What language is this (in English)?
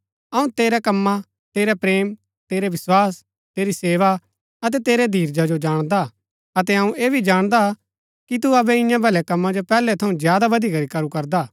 Gaddi